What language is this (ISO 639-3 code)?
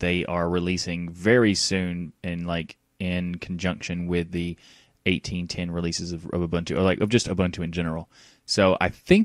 eng